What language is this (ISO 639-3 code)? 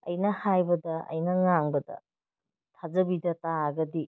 mni